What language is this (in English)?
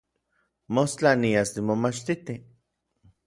Orizaba Nahuatl